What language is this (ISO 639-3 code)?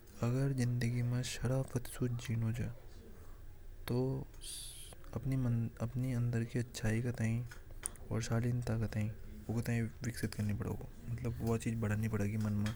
hoj